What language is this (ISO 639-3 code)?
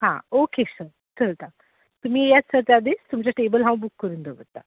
kok